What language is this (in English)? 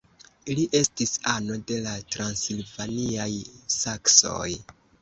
Esperanto